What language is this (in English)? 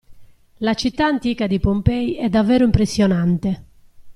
Italian